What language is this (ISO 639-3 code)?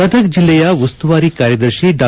kan